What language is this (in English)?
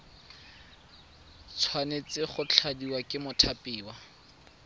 Tswana